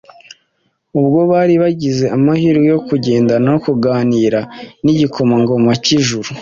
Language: Kinyarwanda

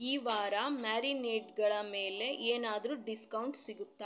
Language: Kannada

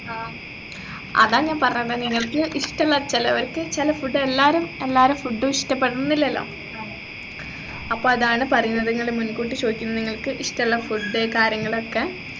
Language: Malayalam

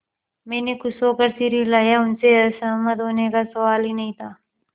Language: Hindi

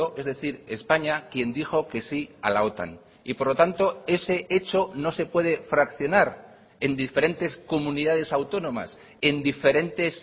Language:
Spanish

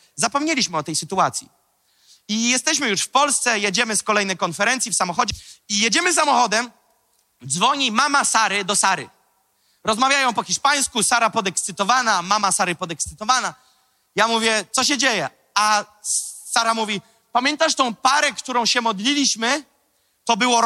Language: Polish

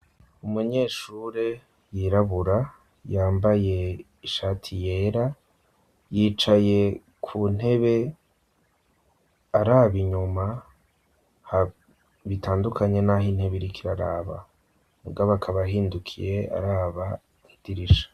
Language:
Rundi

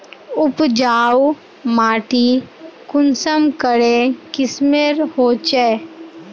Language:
Magahi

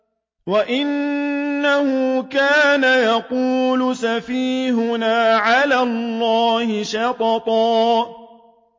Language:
Arabic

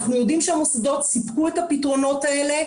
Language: Hebrew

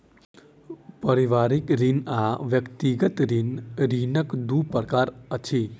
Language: Maithili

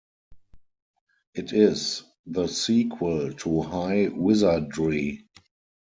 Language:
English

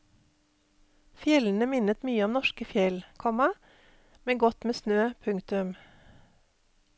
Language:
Norwegian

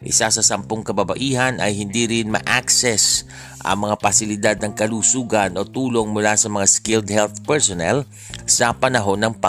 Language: Filipino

